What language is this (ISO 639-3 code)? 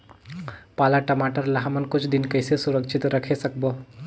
hne